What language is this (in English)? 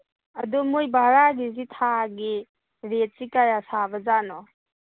Manipuri